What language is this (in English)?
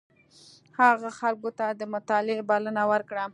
Pashto